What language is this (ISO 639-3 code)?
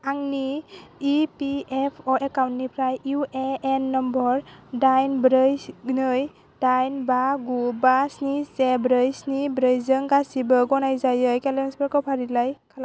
brx